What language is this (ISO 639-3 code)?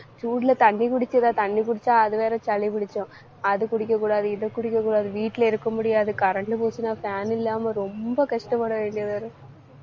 tam